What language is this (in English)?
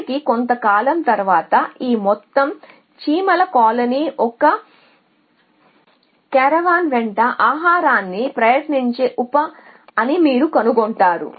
Telugu